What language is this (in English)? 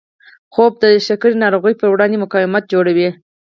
Pashto